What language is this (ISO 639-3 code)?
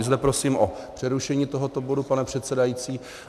ces